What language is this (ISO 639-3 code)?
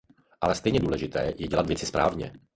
ces